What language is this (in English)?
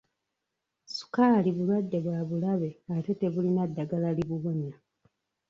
Ganda